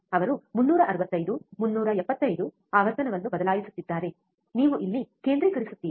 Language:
Kannada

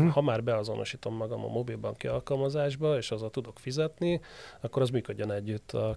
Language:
Hungarian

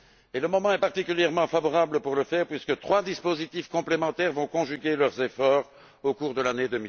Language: French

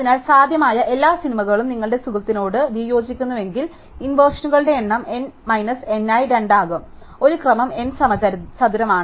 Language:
Malayalam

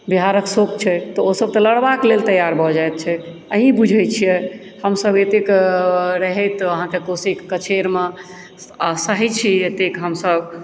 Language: Maithili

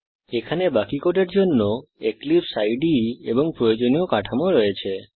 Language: Bangla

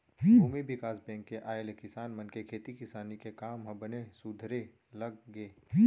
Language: Chhattisgarhi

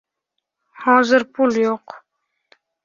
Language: Uzbek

